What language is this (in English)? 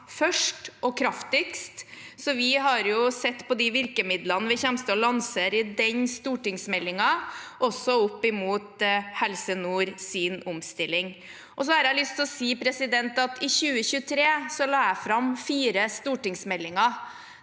Norwegian